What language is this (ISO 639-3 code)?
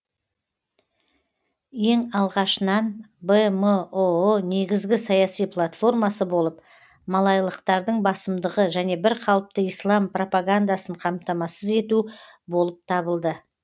kaz